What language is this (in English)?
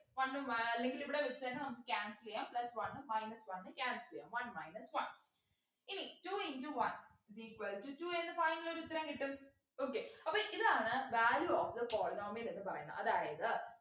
Malayalam